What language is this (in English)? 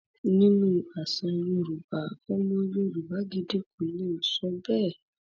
Yoruba